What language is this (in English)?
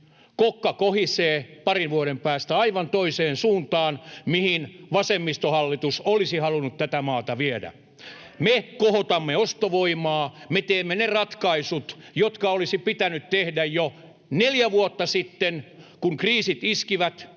Finnish